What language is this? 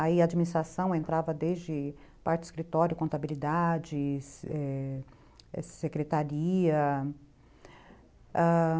Portuguese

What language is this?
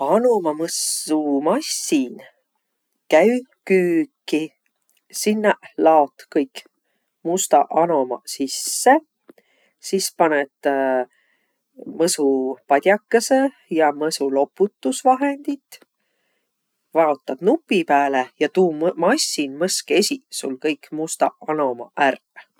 Võro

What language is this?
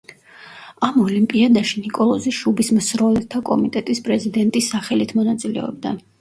Georgian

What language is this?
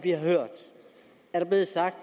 Danish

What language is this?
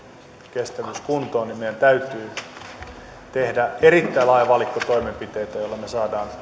Finnish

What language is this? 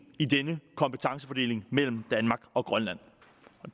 Danish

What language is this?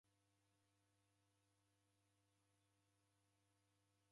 Taita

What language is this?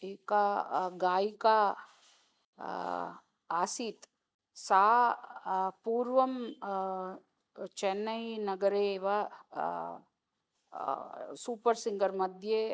Sanskrit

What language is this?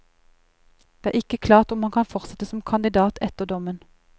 Norwegian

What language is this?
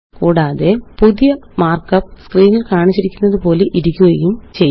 Malayalam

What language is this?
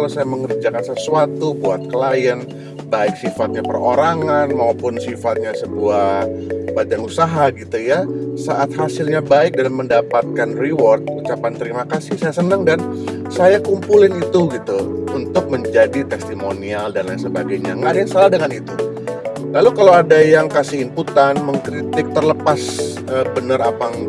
Indonesian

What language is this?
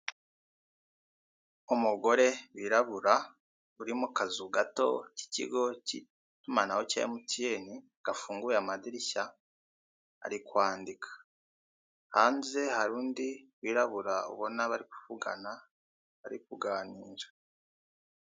Kinyarwanda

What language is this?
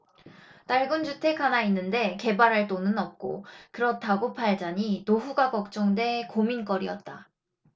Korean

